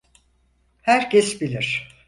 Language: Turkish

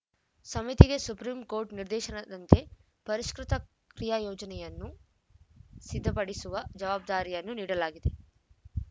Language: Kannada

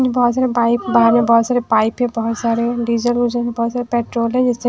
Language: Hindi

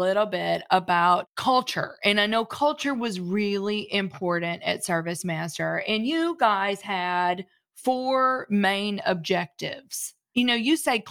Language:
English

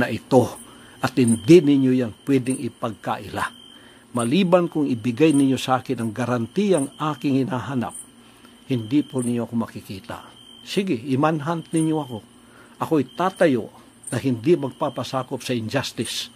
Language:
Filipino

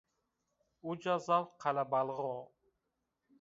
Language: Zaza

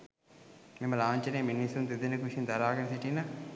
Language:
Sinhala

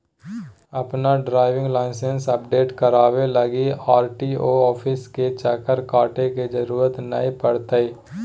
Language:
Magahi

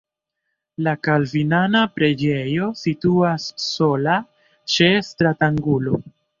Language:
Esperanto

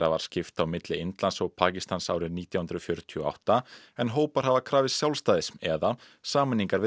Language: Icelandic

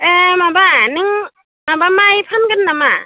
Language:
Bodo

